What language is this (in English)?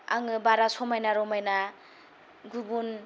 Bodo